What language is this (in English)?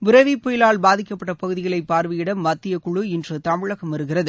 Tamil